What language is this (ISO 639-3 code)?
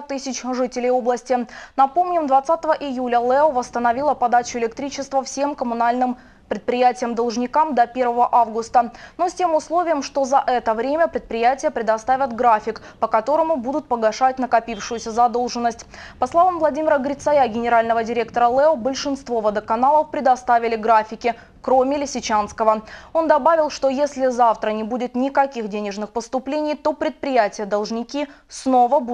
rus